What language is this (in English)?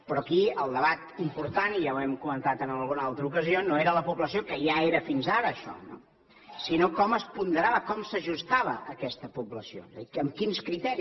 Catalan